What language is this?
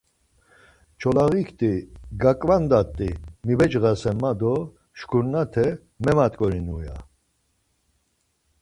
Laz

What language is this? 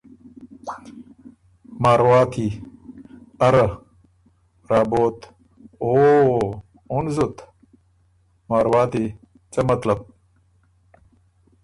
Ormuri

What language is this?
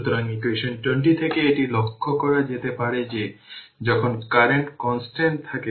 Bangla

